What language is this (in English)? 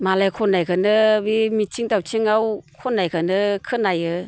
Bodo